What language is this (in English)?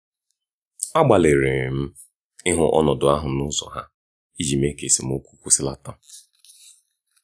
Igbo